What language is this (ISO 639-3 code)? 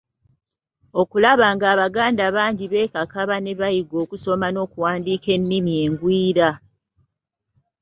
lug